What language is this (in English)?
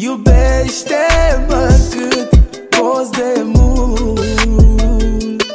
Romanian